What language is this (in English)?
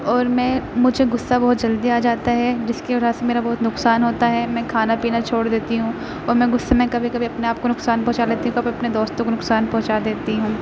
Urdu